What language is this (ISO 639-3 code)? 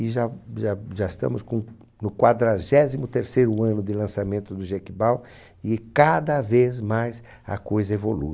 por